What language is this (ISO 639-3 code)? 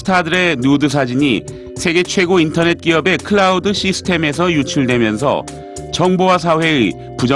kor